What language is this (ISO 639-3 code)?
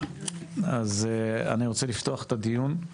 heb